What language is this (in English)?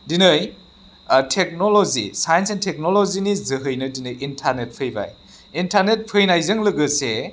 Bodo